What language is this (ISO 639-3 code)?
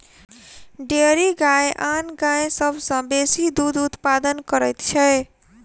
mai